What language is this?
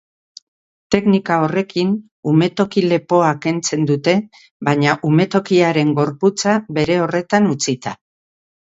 Basque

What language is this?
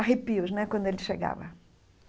Portuguese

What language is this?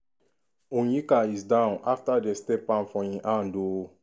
Nigerian Pidgin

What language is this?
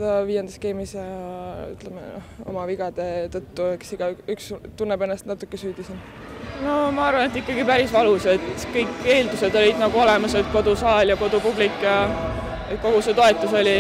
Italian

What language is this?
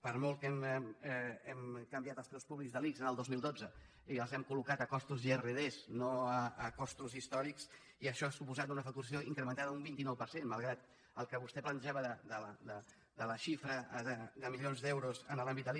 Catalan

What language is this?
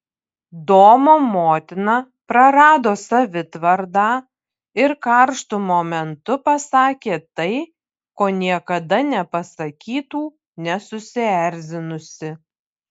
Lithuanian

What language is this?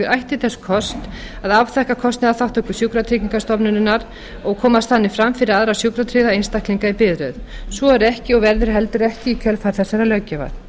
Icelandic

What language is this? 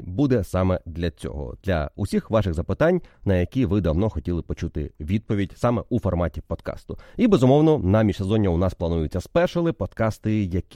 Ukrainian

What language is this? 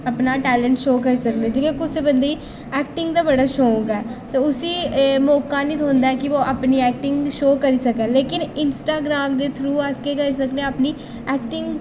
Dogri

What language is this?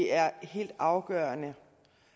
Danish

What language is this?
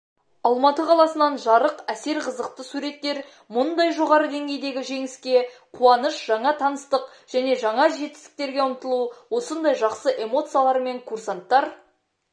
Kazakh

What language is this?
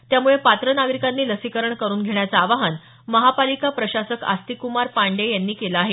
Marathi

